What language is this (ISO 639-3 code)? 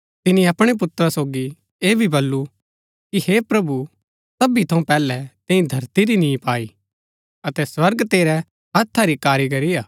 gbk